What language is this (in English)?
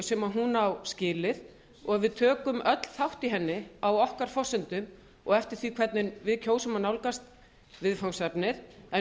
Icelandic